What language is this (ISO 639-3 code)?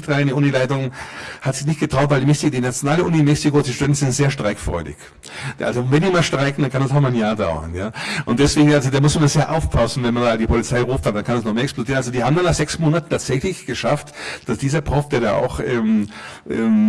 deu